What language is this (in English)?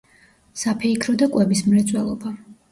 Georgian